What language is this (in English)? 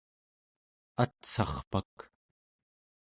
Central Yupik